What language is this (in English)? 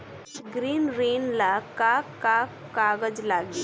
Bhojpuri